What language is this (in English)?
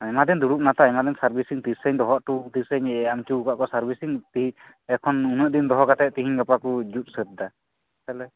Santali